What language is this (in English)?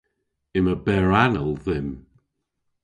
Cornish